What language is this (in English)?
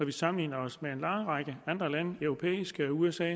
Danish